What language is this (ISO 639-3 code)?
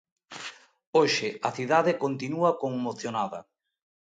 glg